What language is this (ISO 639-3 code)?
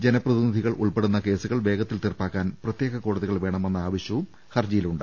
mal